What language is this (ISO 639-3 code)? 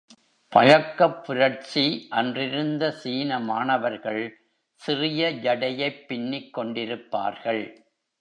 tam